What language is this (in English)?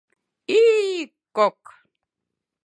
Mari